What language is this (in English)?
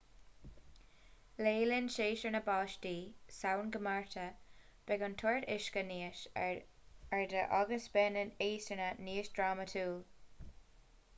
Irish